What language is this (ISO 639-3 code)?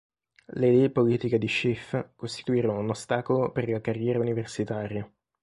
ita